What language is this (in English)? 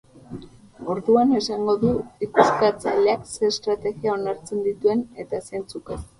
Basque